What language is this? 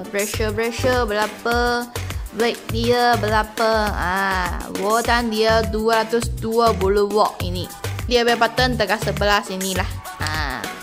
Malay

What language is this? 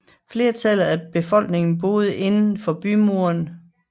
Danish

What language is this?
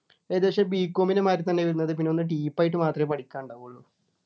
Malayalam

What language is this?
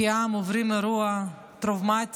Hebrew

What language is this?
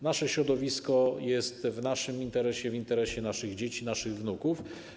Polish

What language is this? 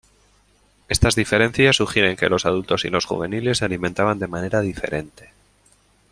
Spanish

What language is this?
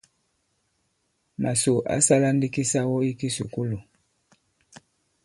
Bankon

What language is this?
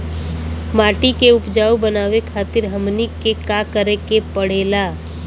Bhojpuri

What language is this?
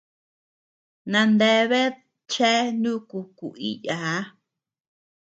Tepeuxila Cuicatec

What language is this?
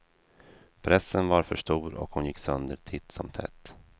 Swedish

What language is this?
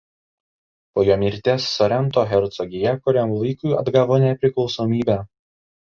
Lithuanian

